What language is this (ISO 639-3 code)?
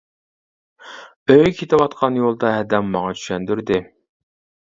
uig